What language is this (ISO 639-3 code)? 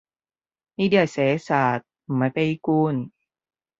yue